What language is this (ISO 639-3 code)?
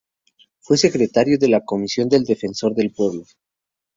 spa